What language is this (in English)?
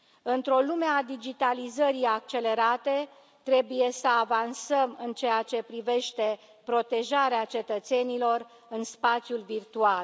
Romanian